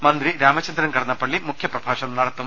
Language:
Malayalam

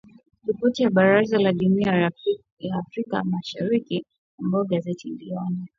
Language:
Swahili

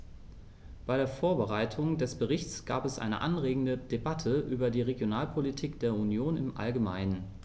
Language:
German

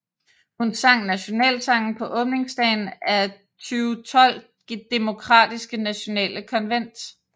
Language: Danish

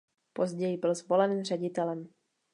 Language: Czech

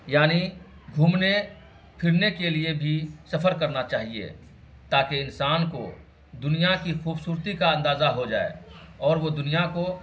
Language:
Urdu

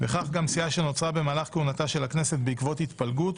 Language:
Hebrew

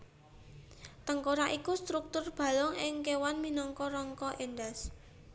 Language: Javanese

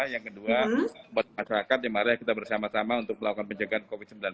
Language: Indonesian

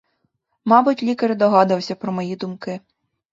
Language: Ukrainian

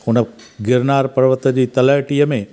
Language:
Sindhi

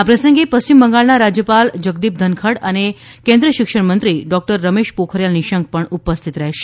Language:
Gujarati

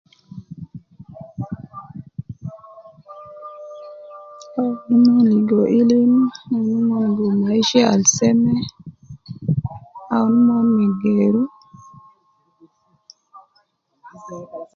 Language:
Nubi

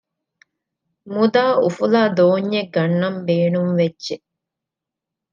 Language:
Divehi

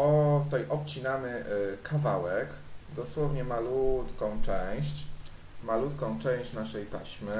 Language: Polish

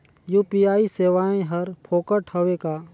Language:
Chhattisgarhi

